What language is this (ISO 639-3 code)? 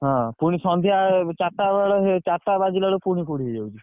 ori